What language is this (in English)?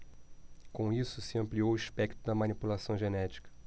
Portuguese